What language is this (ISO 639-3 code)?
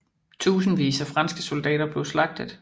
dan